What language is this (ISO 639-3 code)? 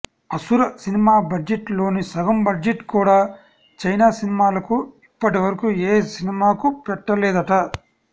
tel